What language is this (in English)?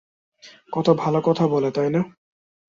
Bangla